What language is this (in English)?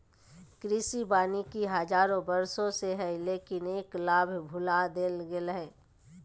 Magahi